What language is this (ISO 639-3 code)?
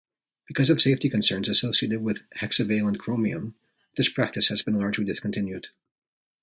eng